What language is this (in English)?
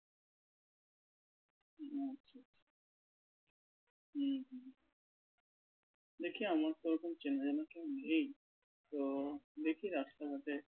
Bangla